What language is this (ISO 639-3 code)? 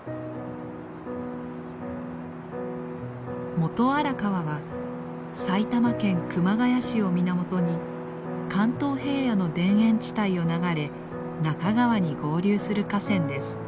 jpn